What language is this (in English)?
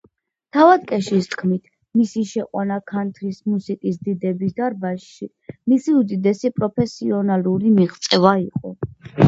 Georgian